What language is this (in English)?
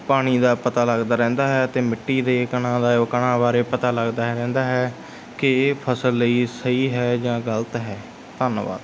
Punjabi